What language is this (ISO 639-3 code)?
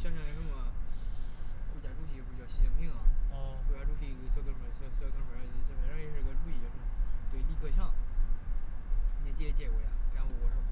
zho